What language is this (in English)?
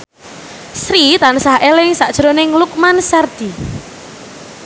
Javanese